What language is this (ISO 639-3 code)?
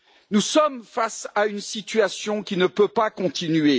fra